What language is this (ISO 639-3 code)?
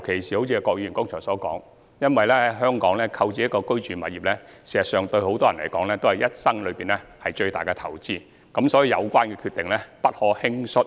yue